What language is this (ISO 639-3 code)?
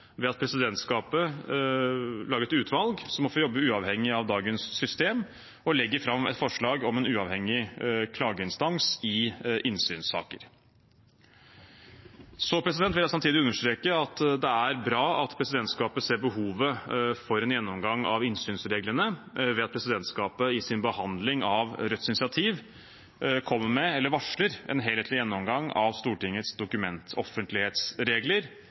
nob